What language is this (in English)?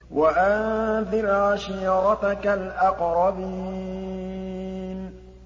Arabic